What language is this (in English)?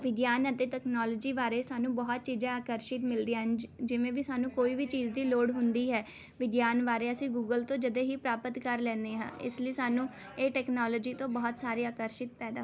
Punjabi